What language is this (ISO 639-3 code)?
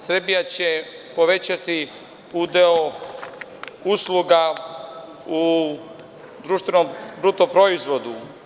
srp